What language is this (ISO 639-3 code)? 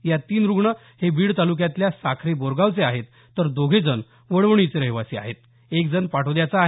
mar